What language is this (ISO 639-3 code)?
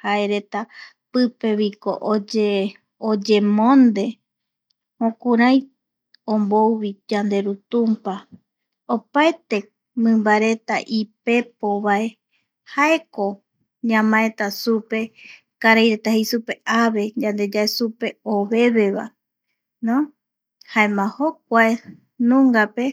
gui